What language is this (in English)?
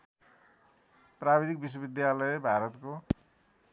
Nepali